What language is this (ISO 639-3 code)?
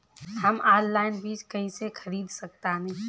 bho